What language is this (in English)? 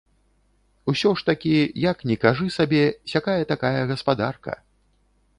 Belarusian